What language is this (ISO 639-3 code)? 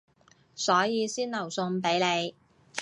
yue